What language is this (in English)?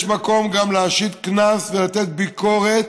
Hebrew